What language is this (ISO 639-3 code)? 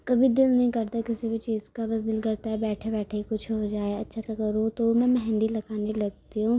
urd